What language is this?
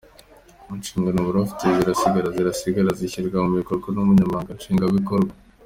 Kinyarwanda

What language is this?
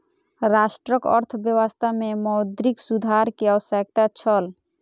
Maithili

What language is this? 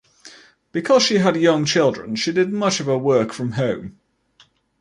English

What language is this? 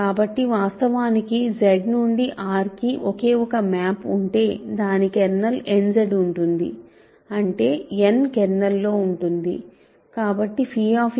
Telugu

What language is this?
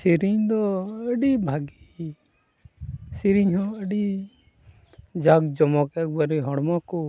Santali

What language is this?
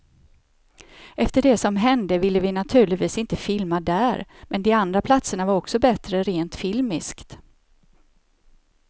Swedish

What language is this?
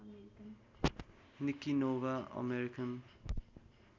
Nepali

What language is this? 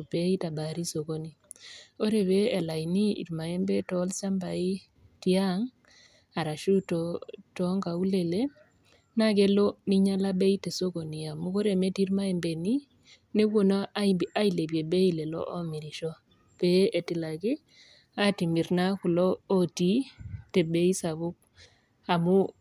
Masai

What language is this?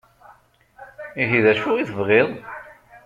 Kabyle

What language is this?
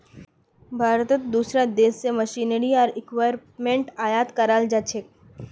Magahi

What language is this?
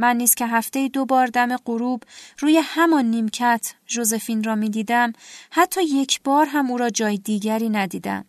Persian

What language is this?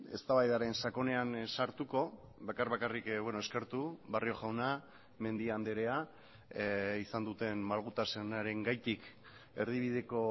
Basque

